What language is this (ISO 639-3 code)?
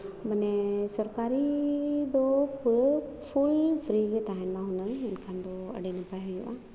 sat